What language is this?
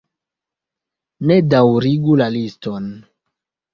Esperanto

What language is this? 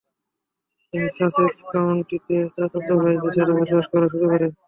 Bangla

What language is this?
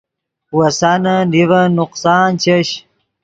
Yidgha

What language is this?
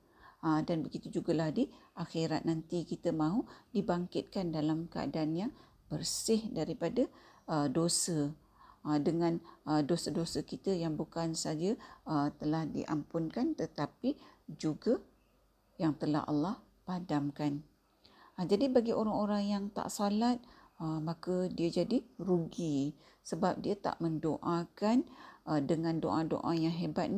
Malay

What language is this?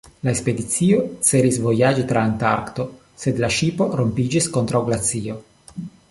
Esperanto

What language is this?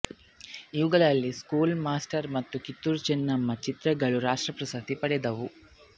Kannada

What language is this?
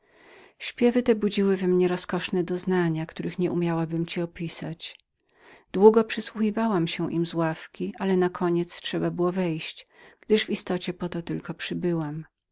Polish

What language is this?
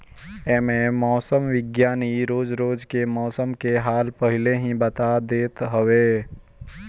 Bhojpuri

